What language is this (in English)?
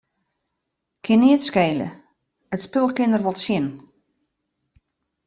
Western Frisian